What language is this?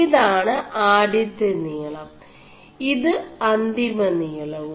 Malayalam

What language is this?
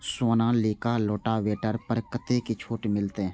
Maithili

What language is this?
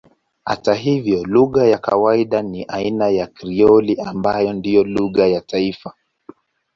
Swahili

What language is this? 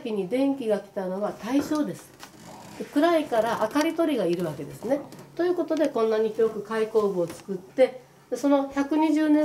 Japanese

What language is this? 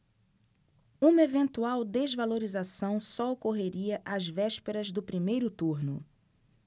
Portuguese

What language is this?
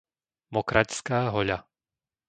Slovak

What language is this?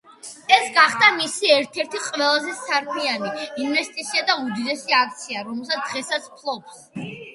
Georgian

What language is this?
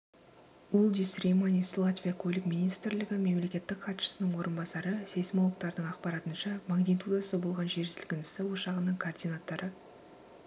Kazakh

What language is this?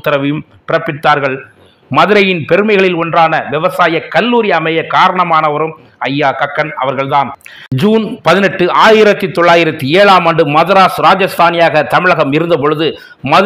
Thai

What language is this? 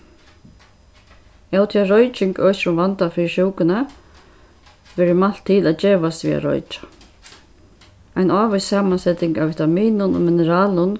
Faroese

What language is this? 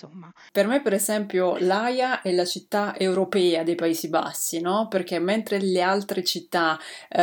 Italian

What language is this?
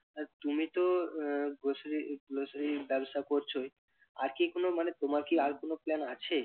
Bangla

